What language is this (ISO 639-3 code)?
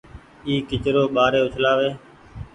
gig